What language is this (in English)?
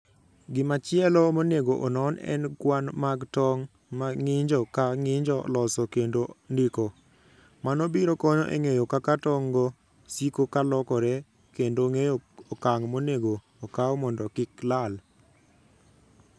Luo (Kenya and Tanzania)